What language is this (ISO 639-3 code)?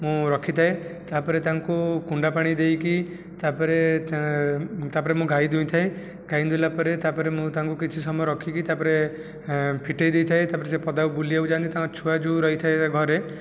ori